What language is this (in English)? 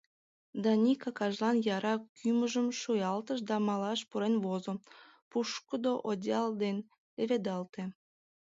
Mari